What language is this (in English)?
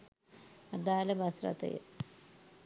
Sinhala